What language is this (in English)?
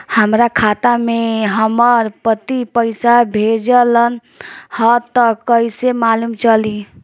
Bhojpuri